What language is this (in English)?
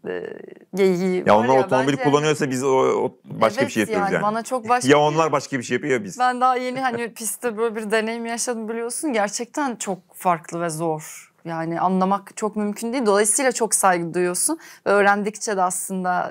Turkish